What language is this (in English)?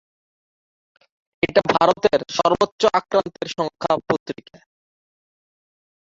Bangla